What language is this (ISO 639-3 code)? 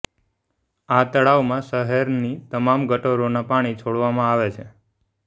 guj